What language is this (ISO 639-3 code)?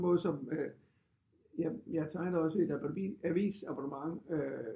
dan